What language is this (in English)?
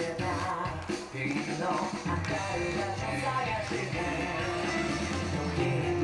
Japanese